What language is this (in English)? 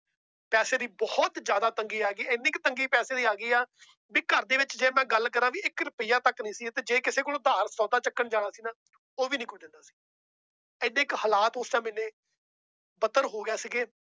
Punjabi